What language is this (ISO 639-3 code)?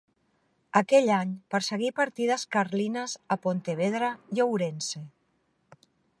cat